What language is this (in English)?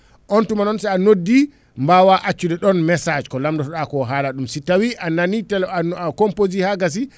Fula